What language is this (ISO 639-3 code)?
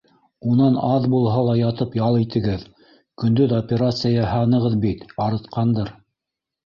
bak